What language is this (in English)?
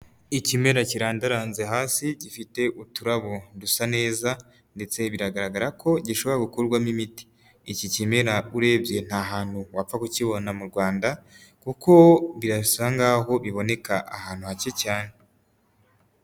Kinyarwanda